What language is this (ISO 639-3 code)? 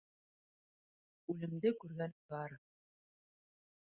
bak